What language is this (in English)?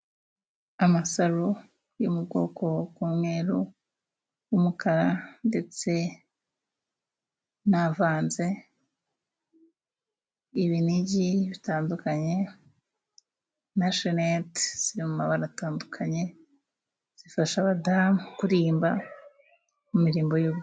Kinyarwanda